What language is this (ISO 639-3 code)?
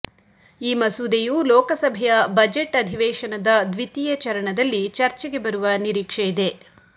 kan